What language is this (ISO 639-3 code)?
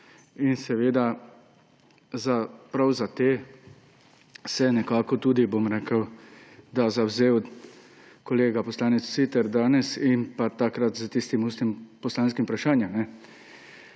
slv